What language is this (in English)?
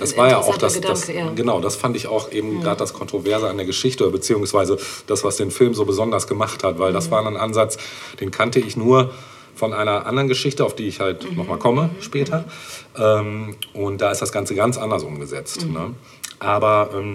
German